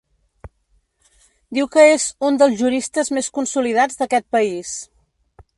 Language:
Catalan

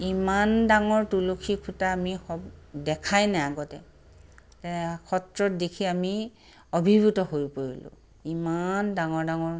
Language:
Assamese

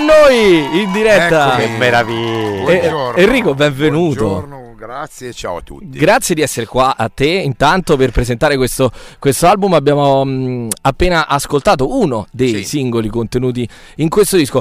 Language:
Italian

